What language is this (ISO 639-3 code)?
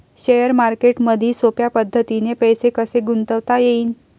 mar